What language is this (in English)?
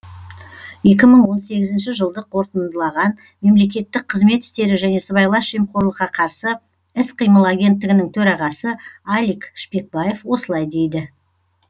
Kazakh